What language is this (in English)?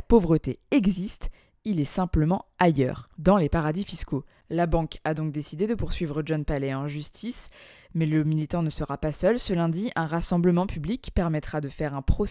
French